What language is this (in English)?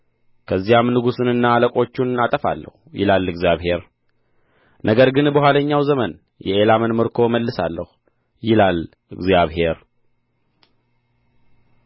Amharic